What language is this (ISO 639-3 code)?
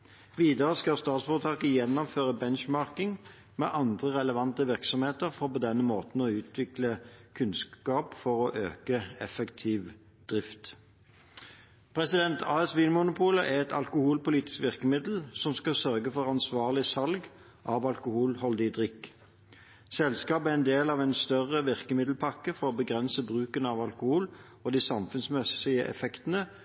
nob